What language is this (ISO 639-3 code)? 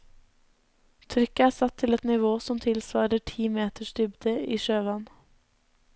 nor